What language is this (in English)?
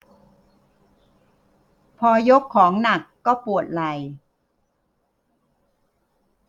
Thai